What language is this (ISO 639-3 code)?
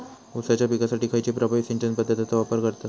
mar